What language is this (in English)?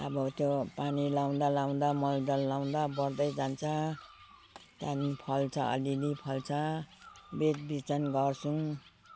Nepali